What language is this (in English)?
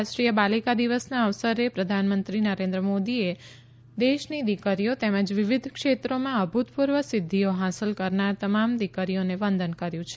Gujarati